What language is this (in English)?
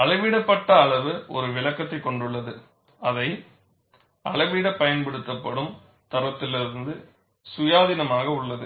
Tamil